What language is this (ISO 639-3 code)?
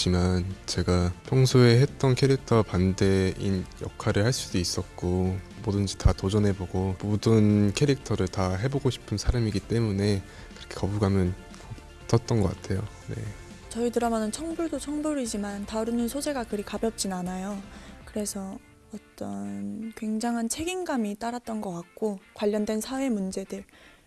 kor